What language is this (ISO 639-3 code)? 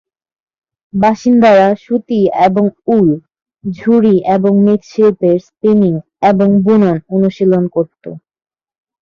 ben